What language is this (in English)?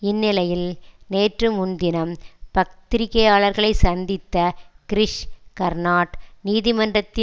Tamil